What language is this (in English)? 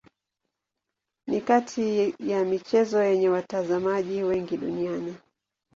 Swahili